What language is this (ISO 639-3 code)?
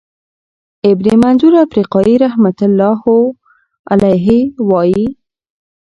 pus